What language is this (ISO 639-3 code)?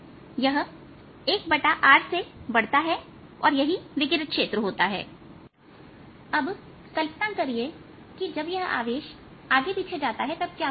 hin